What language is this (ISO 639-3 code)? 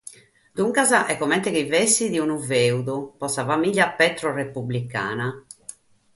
srd